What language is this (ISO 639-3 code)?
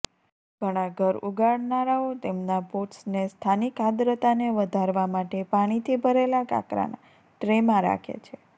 guj